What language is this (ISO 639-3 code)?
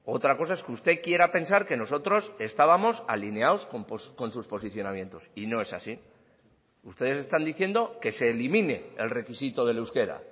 spa